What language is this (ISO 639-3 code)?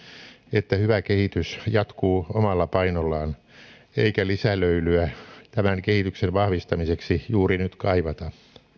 fin